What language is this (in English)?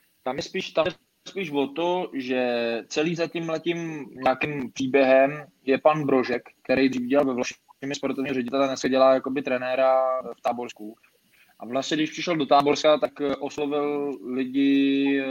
Czech